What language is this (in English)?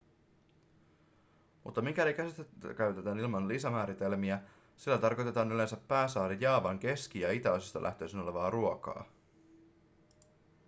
Finnish